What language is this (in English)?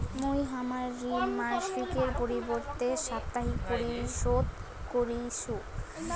Bangla